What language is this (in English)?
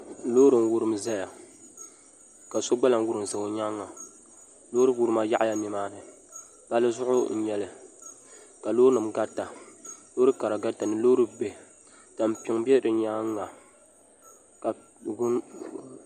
Dagbani